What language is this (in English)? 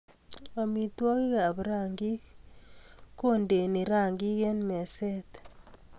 Kalenjin